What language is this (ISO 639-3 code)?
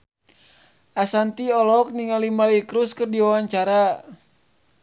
sun